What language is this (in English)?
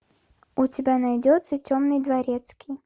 Russian